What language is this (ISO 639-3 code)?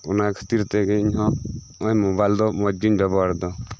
sat